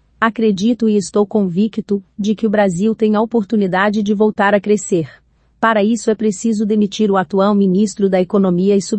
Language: Portuguese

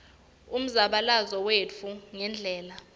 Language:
Swati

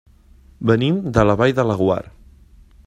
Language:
Catalan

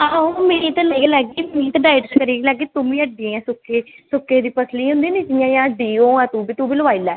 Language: Dogri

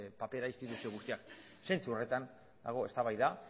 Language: Basque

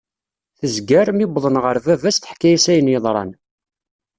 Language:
Kabyle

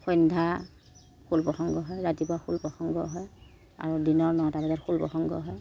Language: Assamese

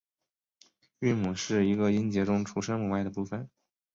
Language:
Chinese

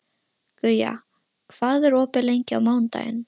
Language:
Icelandic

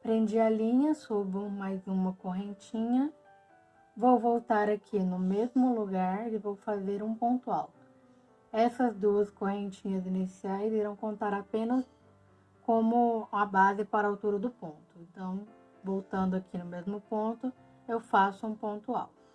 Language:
Portuguese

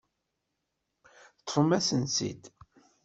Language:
Kabyle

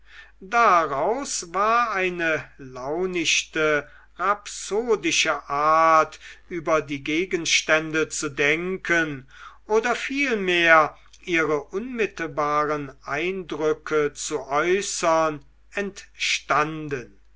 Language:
German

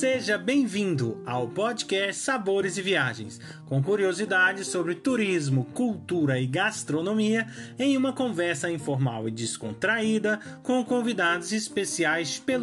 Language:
Portuguese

